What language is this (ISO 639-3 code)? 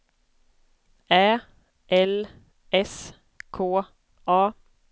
swe